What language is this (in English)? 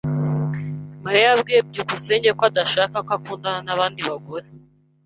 Kinyarwanda